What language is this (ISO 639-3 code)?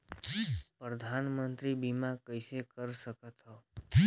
hne